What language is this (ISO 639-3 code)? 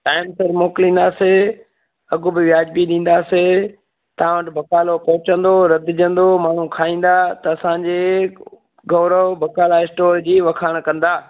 snd